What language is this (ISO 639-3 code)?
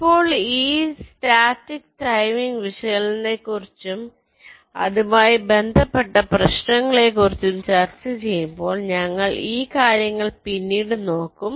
mal